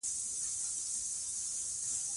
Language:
Pashto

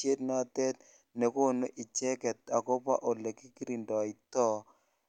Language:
Kalenjin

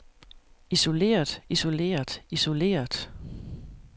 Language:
Danish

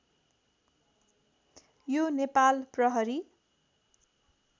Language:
Nepali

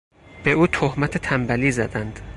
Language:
Persian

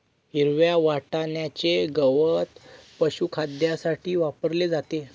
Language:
Marathi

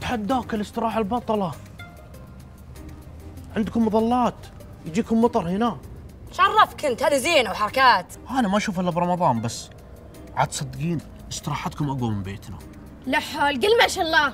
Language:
Arabic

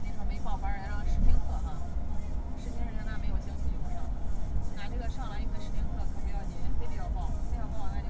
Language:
Chinese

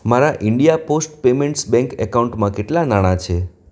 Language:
Gujarati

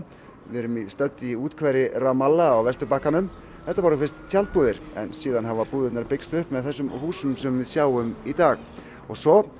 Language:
Icelandic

